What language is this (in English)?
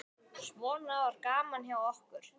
Icelandic